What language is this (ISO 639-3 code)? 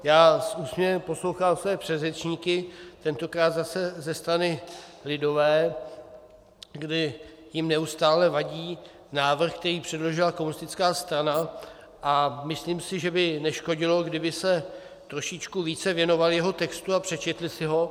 ces